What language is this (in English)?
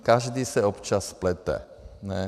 Czech